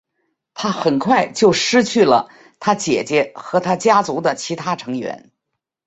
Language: Chinese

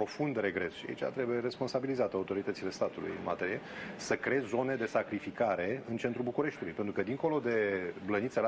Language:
Romanian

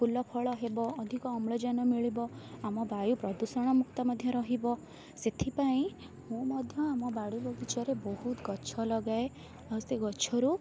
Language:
Odia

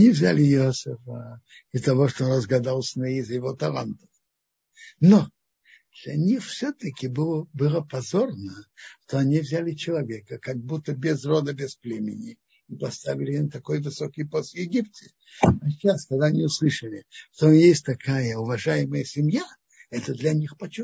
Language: Russian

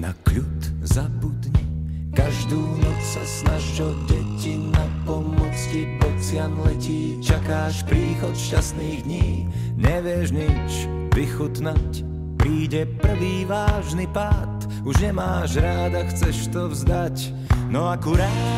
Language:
Slovak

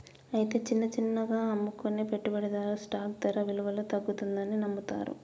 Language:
Telugu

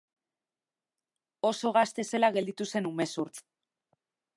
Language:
Basque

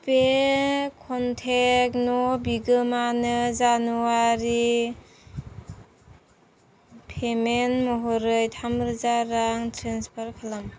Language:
Bodo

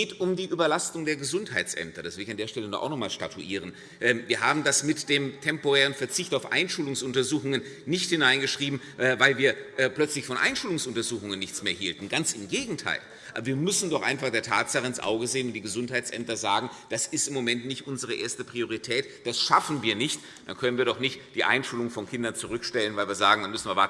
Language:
German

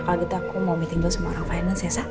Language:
Indonesian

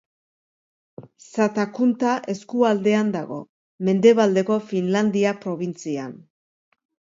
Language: Basque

